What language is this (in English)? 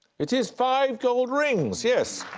English